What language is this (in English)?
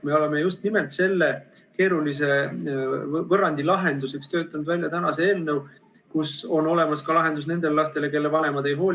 Estonian